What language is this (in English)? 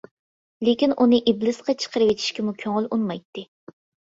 Uyghur